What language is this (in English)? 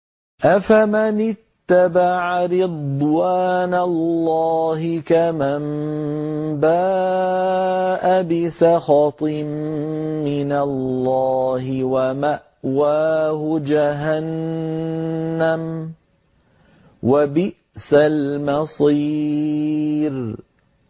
Arabic